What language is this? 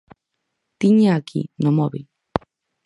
Galician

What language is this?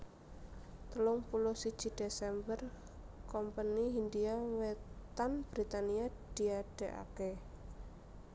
Javanese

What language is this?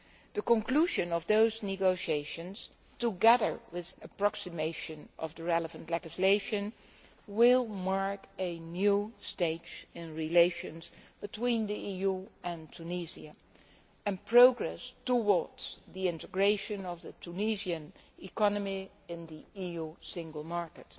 English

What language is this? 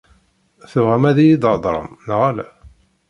Kabyle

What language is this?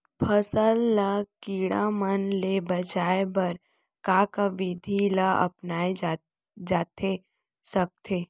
Chhattisgarhi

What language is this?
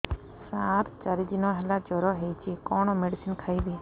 Odia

